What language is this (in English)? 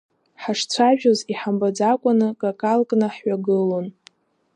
Abkhazian